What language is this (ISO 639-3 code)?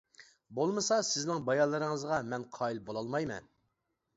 uig